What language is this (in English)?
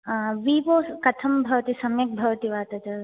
Sanskrit